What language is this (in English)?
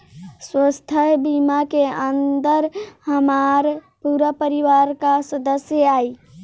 Bhojpuri